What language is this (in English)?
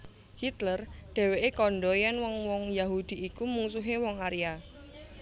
Javanese